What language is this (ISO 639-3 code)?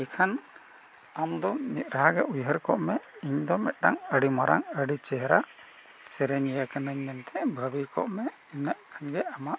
sat